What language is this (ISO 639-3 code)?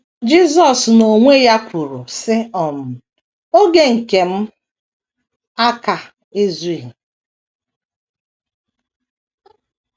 ibo